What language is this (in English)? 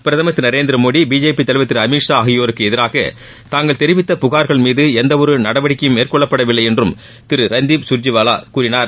Tamil